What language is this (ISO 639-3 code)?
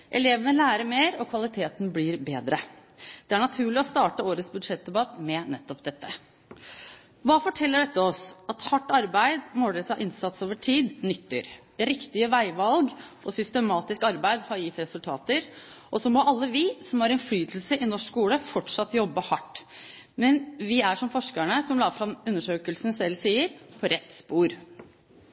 nob